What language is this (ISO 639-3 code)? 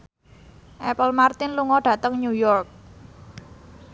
jav